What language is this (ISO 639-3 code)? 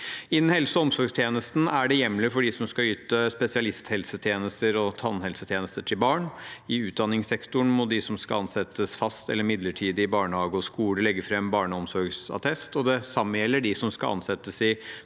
nor